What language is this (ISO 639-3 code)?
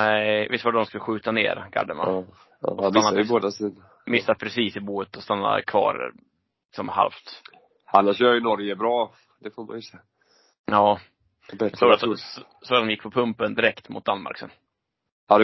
swe